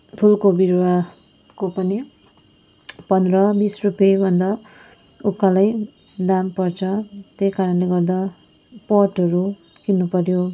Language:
Nepali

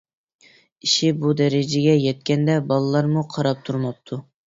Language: Uyghur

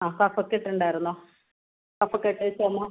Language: Malayalam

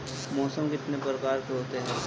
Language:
Hindi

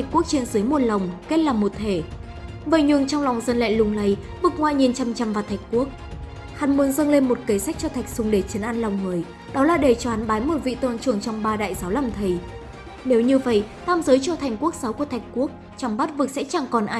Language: Vietnamese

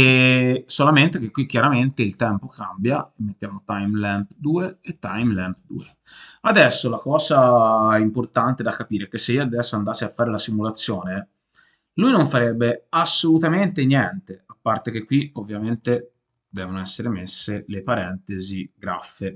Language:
Italian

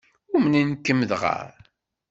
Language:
Kabyle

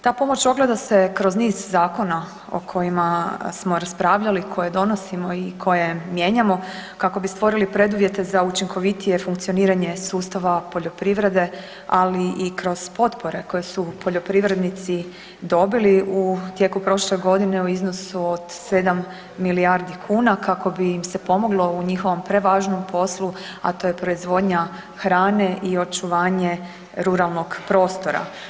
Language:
Croatian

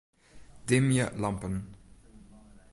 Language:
Western Frisian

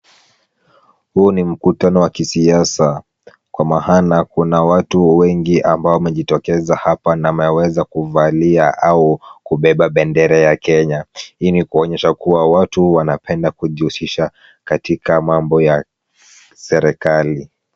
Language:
Swahili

